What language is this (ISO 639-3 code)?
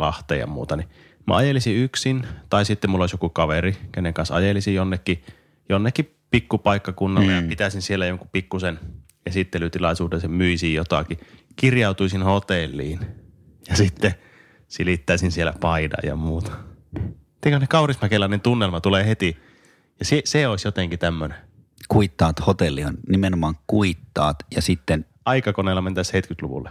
fin